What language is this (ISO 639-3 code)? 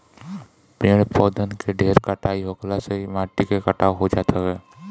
bho